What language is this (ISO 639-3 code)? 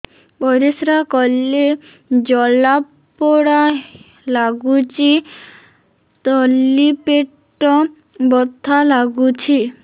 ori